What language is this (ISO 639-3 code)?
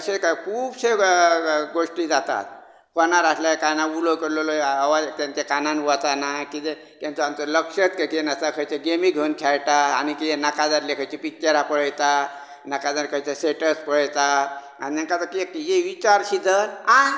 kok